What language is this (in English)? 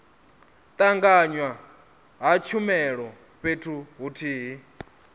Venda